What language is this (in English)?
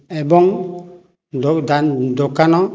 Odia